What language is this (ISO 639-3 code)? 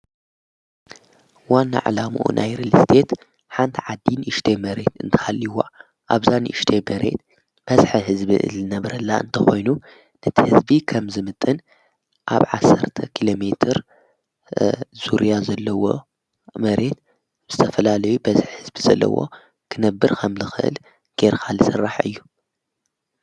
tir